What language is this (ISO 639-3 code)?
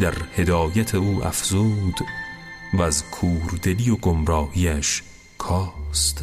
fas